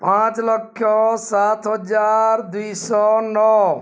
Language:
Odia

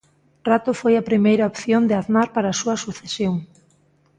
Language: Galician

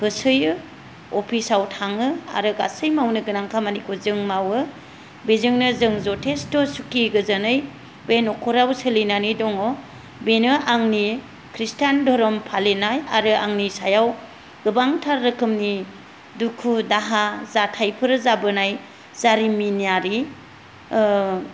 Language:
Bodo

